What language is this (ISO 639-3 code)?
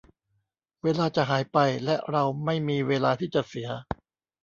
tha